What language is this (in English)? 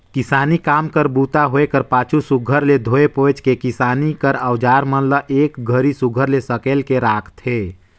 Chhattisgarhi